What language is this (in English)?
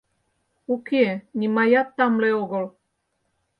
Mari